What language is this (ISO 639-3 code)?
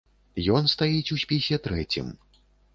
bel